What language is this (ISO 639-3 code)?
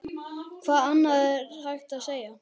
isl